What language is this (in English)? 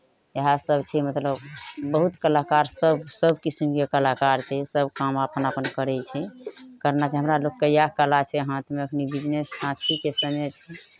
Maithili